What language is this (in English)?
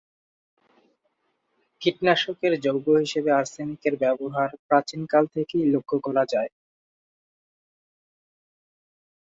Bangla